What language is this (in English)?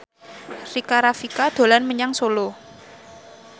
Javanese